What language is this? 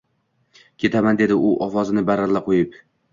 Uzbek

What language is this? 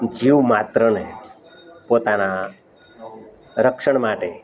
Gujarati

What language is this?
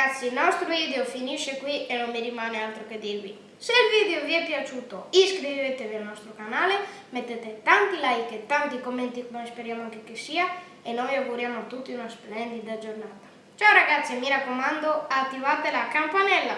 Italian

